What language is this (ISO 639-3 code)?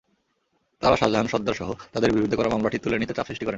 ben